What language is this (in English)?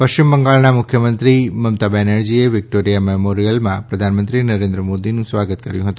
Gujarati